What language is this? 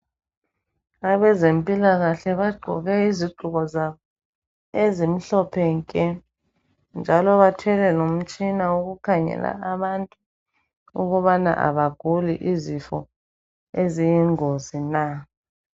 North Ndebele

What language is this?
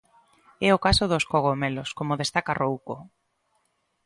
Galician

